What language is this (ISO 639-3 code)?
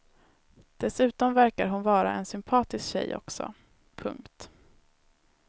swe